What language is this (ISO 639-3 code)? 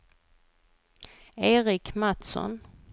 swe